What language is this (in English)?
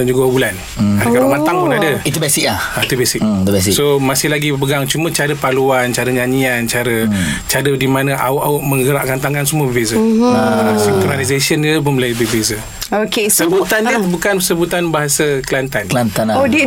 Malay